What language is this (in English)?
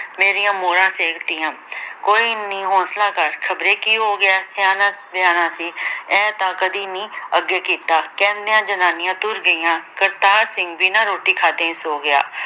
Punjabi